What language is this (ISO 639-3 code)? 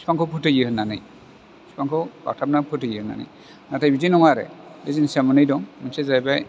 brx